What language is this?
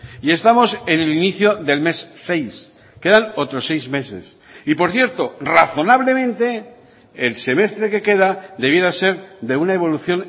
Spanish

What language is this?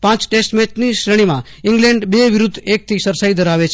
Gujarati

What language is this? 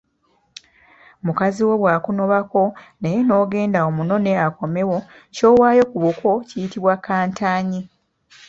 Ganda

